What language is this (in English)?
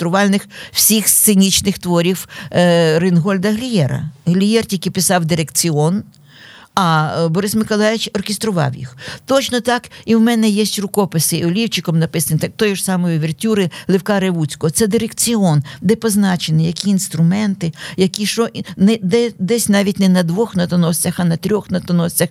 Ukrainian